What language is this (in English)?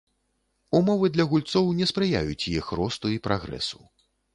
Belarusian